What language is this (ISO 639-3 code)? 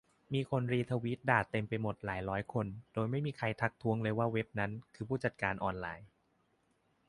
tha